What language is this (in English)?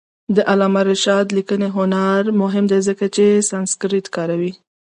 Pashto